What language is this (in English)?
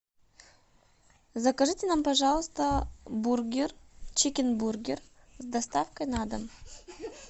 Russian